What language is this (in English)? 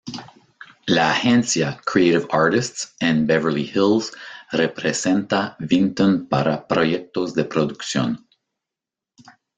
Spanish